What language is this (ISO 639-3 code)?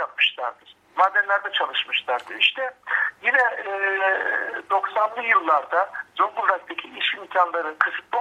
tur